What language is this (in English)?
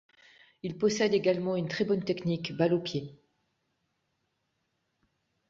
French